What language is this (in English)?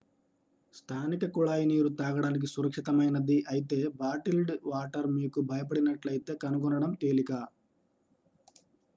Telugu